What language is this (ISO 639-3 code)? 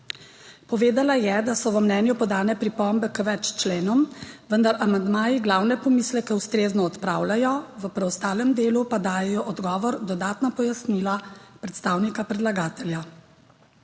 slv